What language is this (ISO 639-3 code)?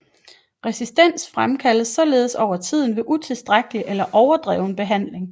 dan